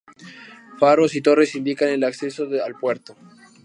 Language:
Spanish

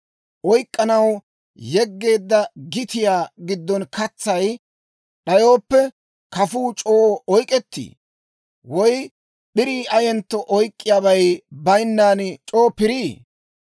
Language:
Dawro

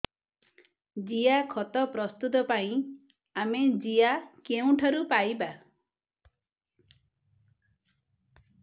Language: Odia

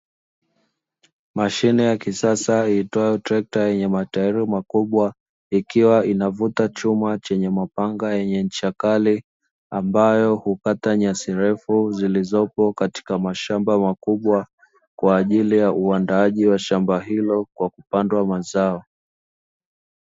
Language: Swahili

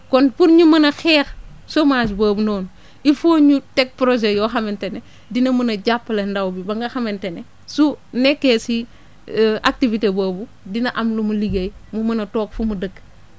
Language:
Wolof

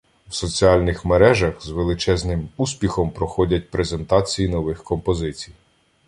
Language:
Ukrainian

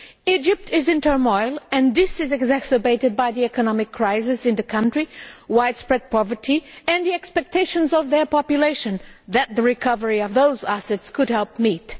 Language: English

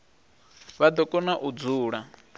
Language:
Venda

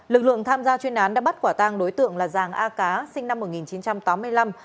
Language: Vietnamese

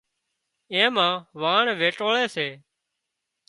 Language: Wadiyara Koli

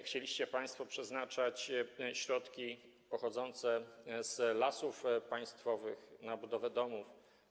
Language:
Polish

